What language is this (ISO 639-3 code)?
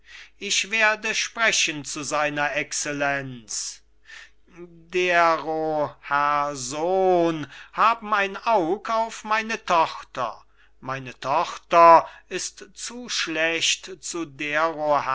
deu